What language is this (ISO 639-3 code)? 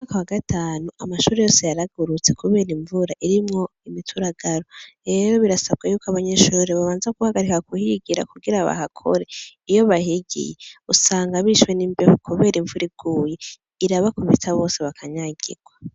run